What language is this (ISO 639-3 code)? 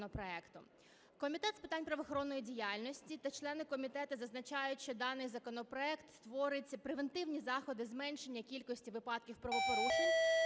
ukr